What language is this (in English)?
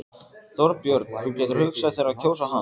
Icelandic